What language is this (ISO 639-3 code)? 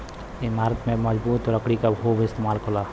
bho